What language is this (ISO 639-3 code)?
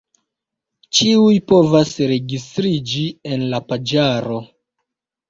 epo